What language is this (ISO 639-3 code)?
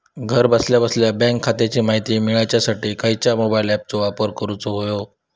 mar